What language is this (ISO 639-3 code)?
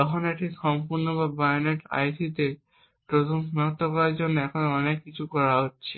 ben